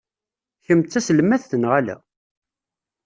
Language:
Kabyle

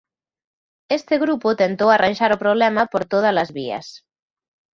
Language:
Galician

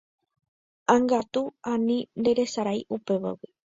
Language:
Guarani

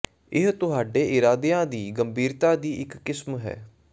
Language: Punjabi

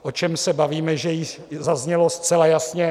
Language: Czech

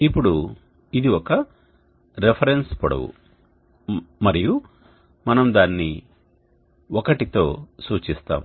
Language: Telugu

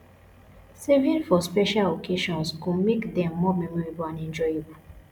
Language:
Nigerian Pidgin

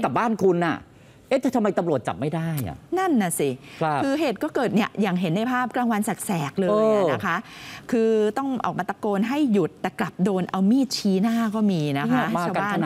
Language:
Thai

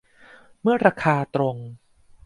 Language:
Thai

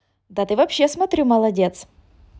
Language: Russian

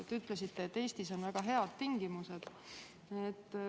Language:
Estonian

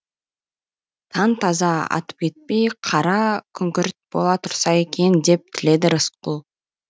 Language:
Kazakh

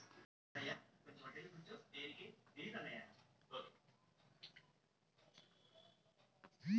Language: Telugu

